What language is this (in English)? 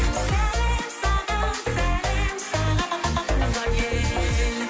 Kazakh